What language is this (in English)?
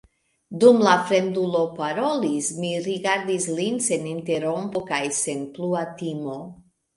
Esperanto